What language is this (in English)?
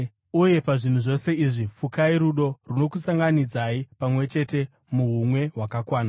Shona